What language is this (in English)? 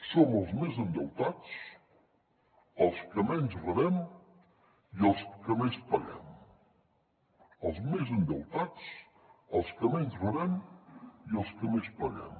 Catalan